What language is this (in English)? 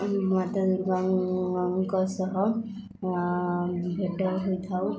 Odia